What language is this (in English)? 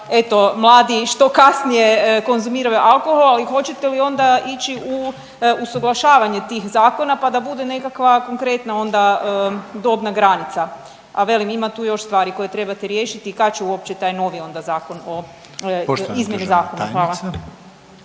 Croatian